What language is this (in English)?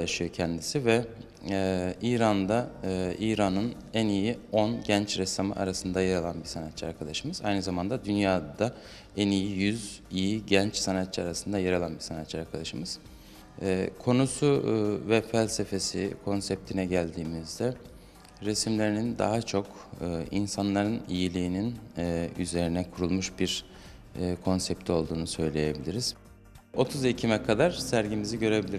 Turkish